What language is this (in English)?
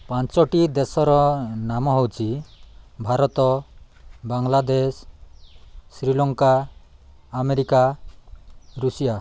Odia